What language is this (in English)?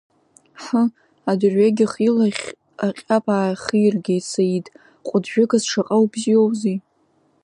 Abkhazian